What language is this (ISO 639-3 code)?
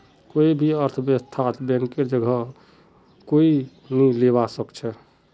mag